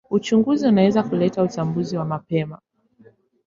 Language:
Swahili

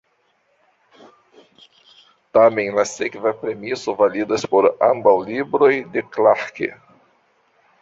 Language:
Esperanto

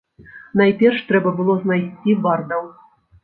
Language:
Belarusian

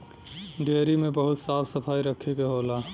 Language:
Bhojpuri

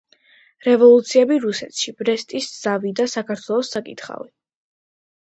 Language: Georgian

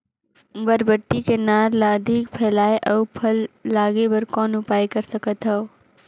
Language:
Chhattisgarhi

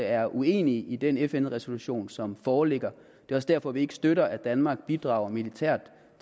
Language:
Danish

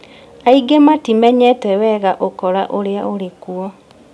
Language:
Kikuyu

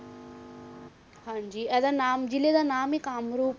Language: Punjabi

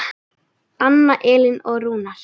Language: Icelandic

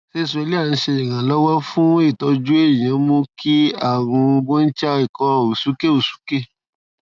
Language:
Yoruba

